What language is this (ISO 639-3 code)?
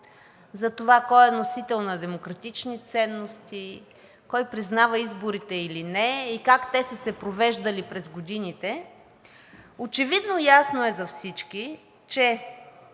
bul